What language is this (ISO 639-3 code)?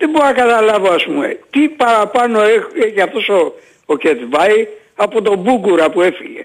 ell